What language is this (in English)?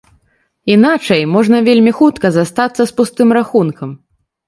Belarusian